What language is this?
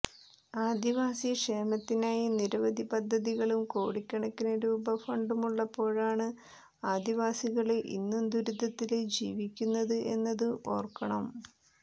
Malayalam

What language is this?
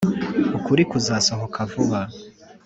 Kinyarwanda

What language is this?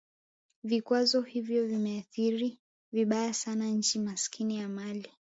Swahili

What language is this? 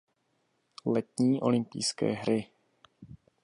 Czech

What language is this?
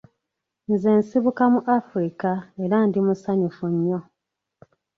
Ganda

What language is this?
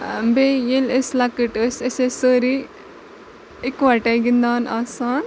Kashmiri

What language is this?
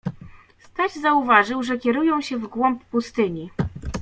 Polish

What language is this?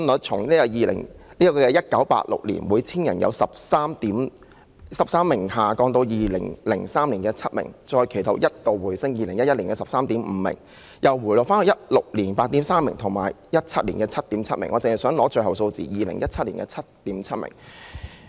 Cantonese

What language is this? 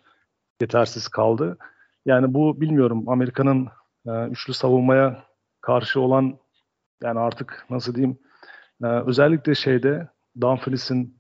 Turkish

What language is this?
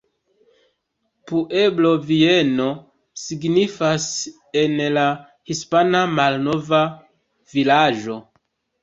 Esperanto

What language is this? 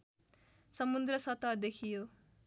Nepali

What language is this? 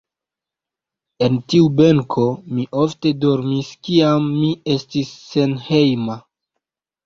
Esperanto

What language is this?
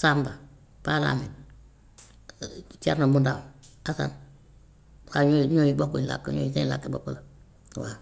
Gambian Wolof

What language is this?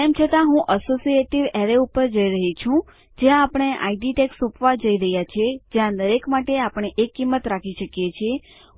Gujarati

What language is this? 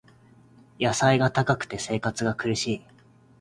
Japanese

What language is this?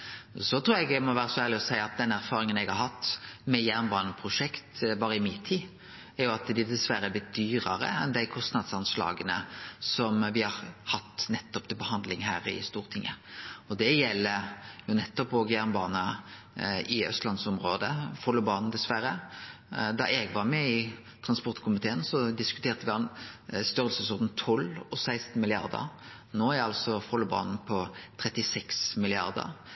Norwegian Nynorsk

